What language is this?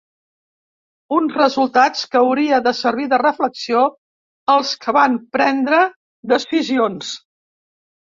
Catalan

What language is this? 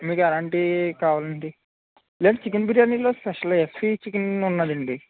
Telugu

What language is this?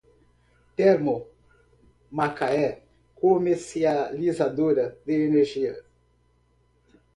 Portuguese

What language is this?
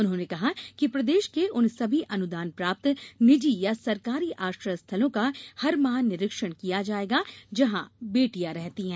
Hindi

